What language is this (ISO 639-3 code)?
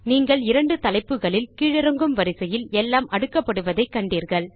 tam